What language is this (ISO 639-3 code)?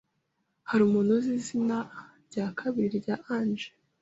kin